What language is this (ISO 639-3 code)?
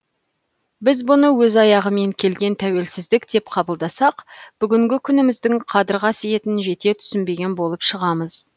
kaz